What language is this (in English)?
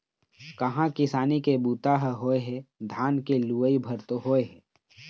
Chhattisgarhi